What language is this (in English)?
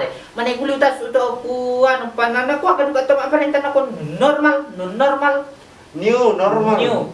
Indonesian